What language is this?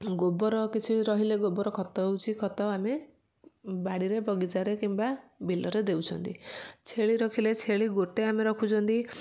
Odia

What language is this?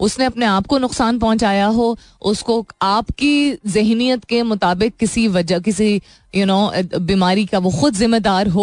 Hindi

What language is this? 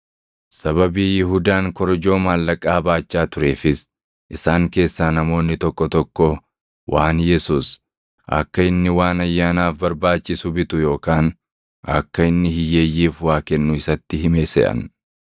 Oromo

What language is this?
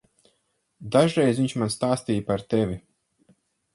Latvian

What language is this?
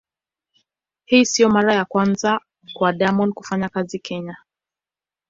Swahili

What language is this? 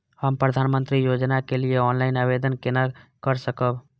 Maithili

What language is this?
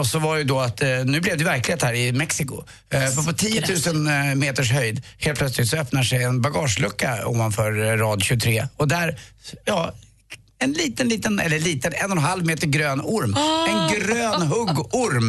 Swedish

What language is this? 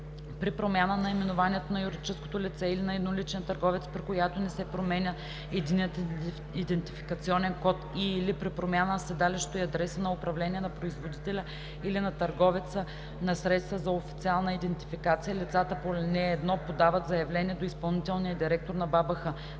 Bulgarian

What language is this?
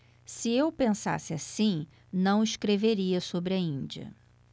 Portuguese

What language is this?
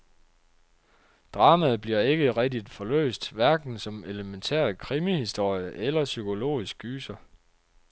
Danish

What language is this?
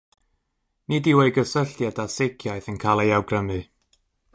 Welsh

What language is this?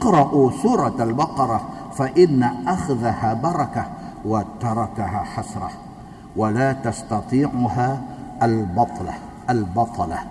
Malay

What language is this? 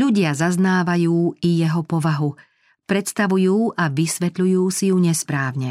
Slovak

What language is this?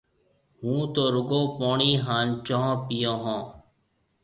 Marwari (Pakistan)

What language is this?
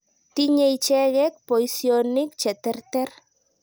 Kalenjin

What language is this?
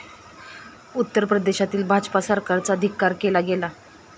Marathi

